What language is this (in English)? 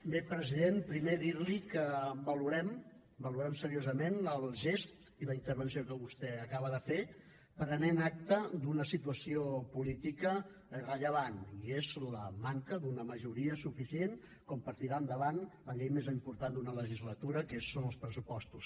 Catalan